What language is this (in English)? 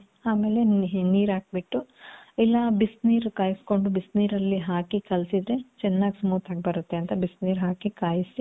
Kannada